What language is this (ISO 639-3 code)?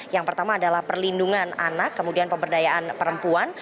ind